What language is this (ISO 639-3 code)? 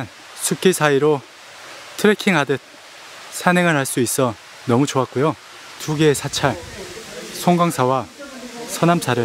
kor